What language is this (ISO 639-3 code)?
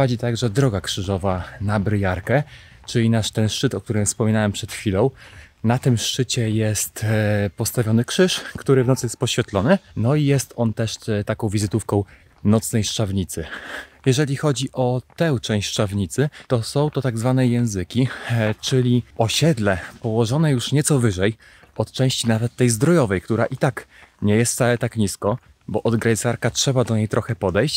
pol